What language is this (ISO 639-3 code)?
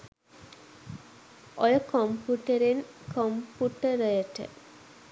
sin